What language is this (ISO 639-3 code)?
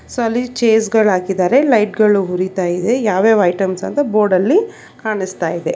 kan